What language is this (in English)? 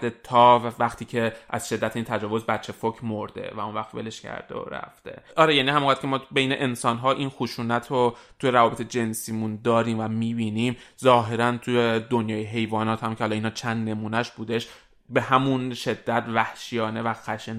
Persian